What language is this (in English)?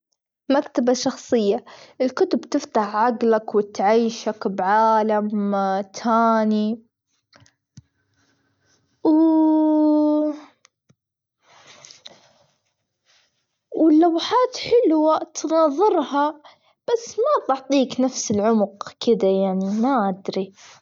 Gulf Arabic